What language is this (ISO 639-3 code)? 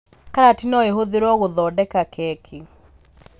kik